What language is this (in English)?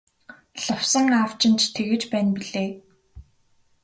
Mongolian